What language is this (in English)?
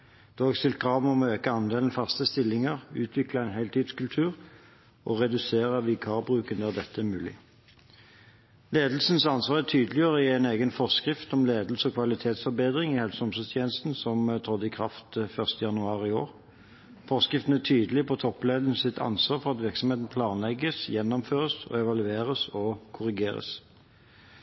Norwegian Bokmål